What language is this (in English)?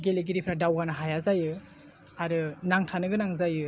Bodo